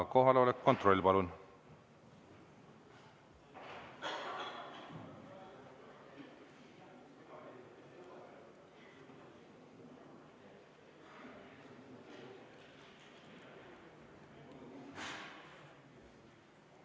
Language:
Estonian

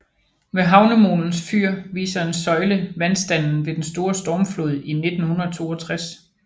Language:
Danish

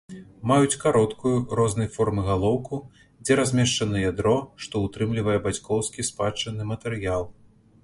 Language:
Belarusian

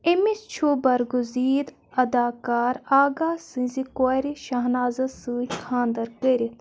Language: Kashmiri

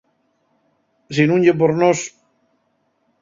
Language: Asturian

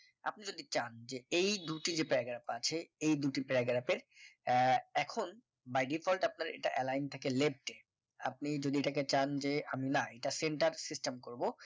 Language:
Bangla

